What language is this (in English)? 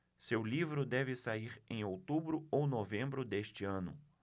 Portuguese